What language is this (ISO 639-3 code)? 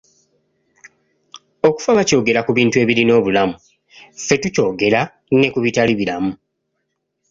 lug